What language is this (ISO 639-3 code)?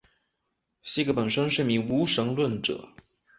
zho